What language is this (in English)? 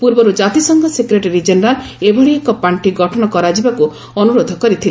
Odia